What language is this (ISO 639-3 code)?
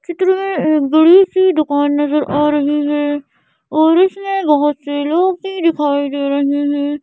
hin